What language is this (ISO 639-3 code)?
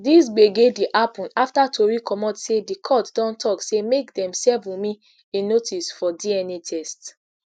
pcm